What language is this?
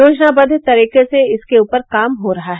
Hindi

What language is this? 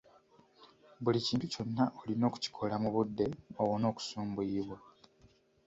Ganda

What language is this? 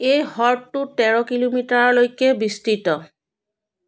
Assamese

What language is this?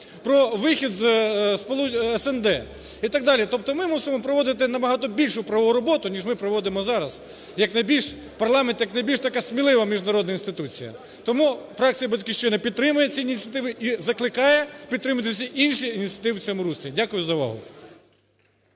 Ukrainian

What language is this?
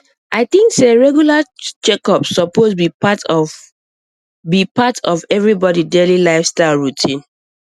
Nigerian Pidgin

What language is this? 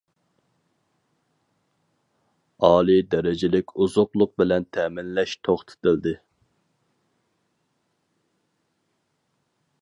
Uyghur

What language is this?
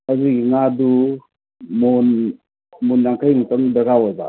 Manipuri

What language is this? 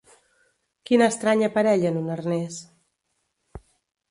Catalan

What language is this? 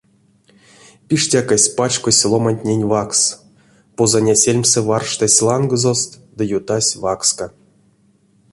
Erzya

